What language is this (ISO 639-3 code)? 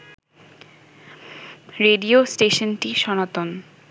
ben